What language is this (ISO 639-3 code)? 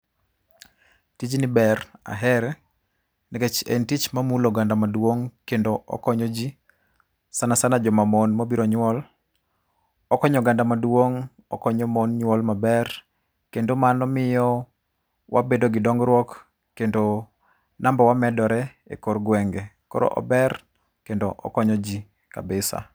luo